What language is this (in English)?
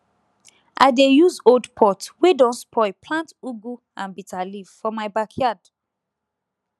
Nigerian Pidgin